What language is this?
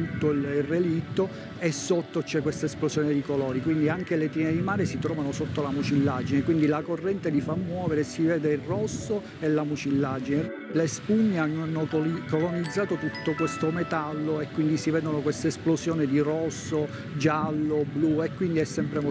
Italian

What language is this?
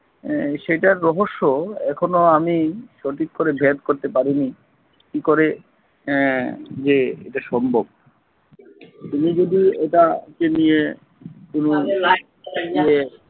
Bangla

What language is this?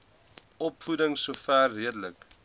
Afrikaans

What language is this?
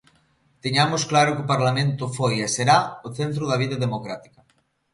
Galician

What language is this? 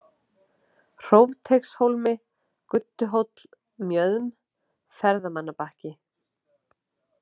Icelandic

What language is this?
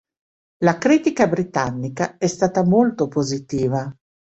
Italian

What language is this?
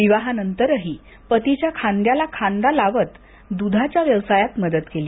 Marathi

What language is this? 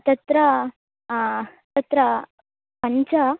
Sanskrit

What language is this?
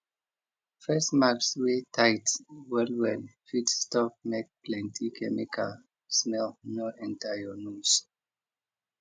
Nigerian Pidgin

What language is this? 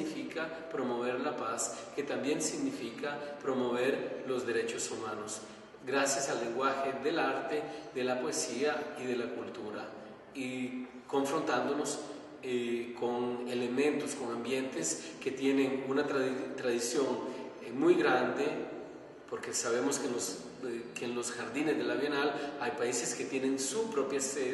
Spanish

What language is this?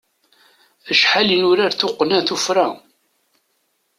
Kabyle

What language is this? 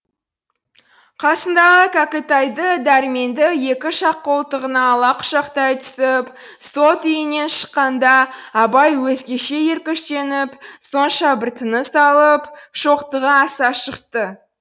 Kazakh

